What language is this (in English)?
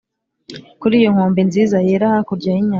Kinyarwanda